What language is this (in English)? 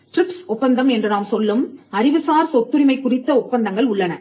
Tamil